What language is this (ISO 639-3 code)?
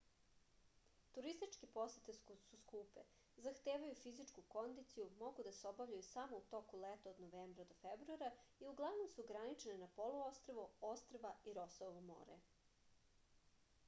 srp